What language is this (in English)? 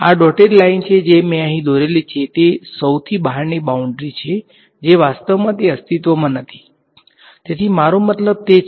Gujarati